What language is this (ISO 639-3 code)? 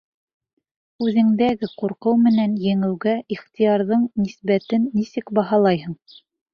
bak